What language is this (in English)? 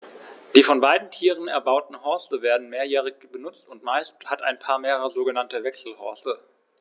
German